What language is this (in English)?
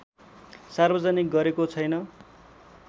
Nepali